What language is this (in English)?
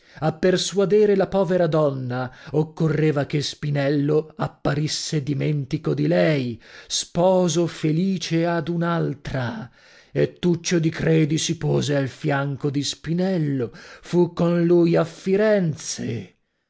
Italian